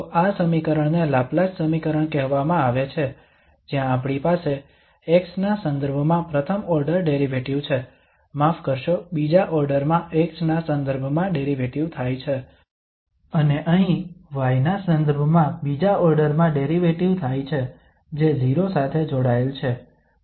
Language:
Gujarati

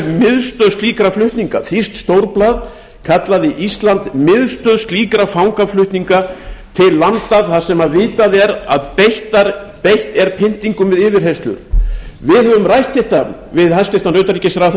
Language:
Icelandic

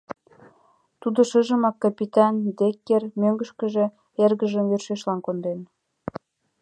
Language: Mari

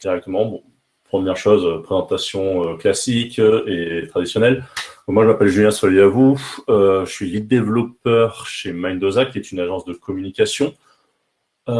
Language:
French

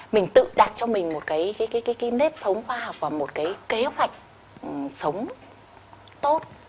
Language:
Vietnamese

